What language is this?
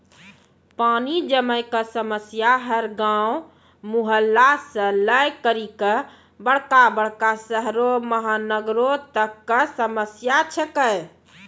Maithili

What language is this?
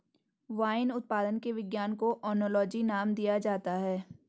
Hindi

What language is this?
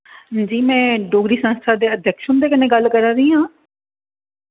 Dogri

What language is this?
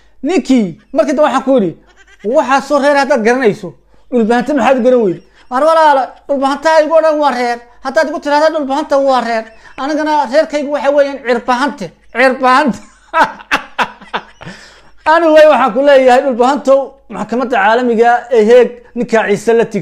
Arabic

